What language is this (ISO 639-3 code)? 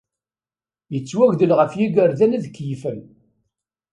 kab